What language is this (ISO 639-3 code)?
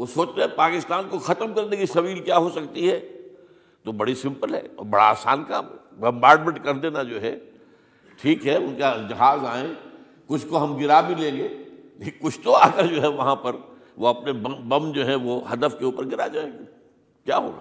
urd